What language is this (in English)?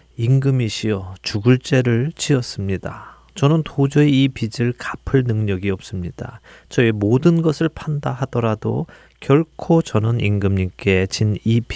Korean